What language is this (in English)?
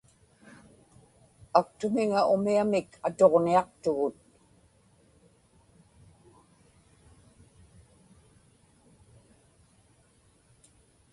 Inupiaq